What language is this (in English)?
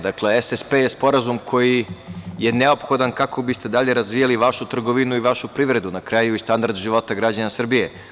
Serbian